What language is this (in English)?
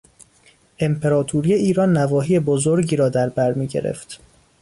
Persian